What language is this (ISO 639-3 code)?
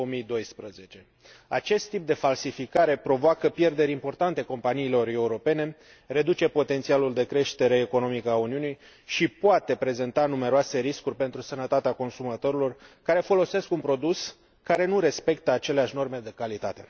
ron